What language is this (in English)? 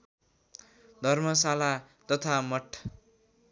Nepali